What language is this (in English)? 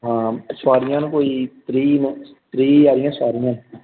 Dogri